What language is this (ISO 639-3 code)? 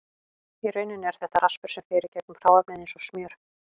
isl